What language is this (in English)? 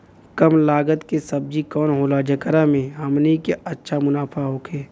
Bhojpuri